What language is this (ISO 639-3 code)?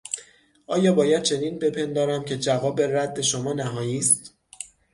fas